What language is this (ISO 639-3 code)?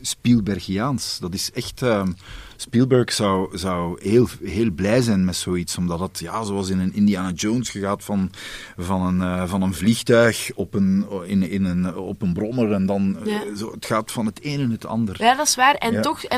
nld